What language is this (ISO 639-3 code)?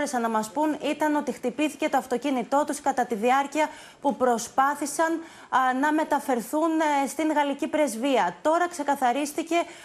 ell